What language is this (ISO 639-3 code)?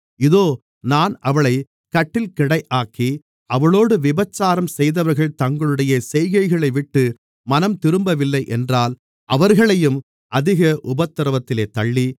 tam